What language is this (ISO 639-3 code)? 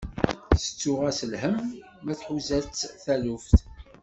kab